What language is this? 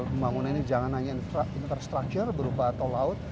Indonesian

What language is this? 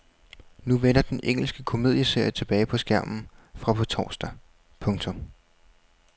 Danish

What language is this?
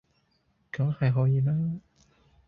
Cantonese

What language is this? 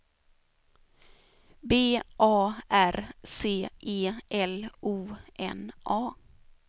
Swedish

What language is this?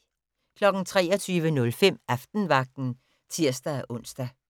Danish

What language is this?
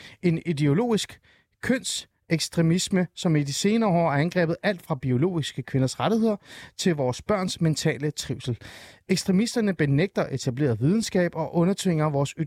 Danish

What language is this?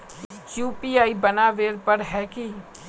Magahi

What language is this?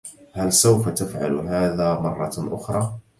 Arabic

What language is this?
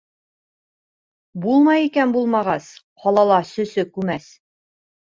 Bashkir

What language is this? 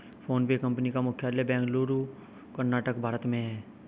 Hindi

